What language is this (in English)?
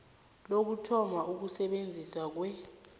South Ndebele